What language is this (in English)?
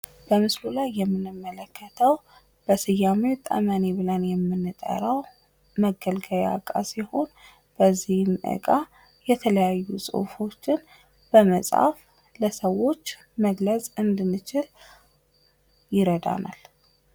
Amharic